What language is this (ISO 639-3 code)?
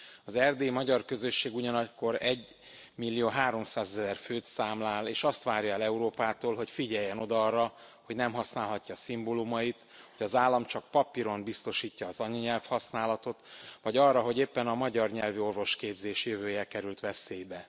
hun